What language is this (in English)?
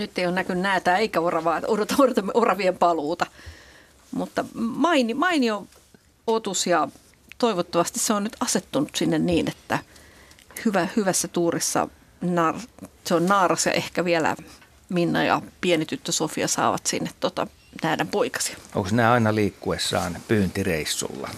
Finnish